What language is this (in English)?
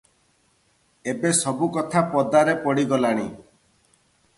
Odia